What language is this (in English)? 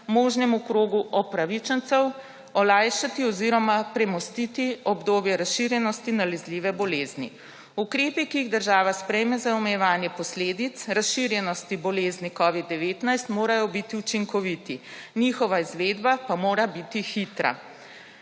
Slovenian